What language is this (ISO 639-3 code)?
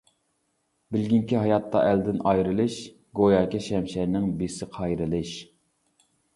uig